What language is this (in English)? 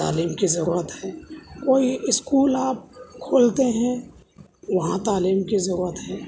Urdu